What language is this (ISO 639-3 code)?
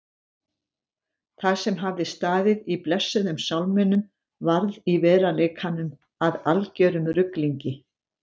isl